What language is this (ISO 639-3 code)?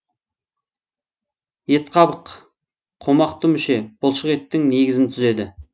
kaz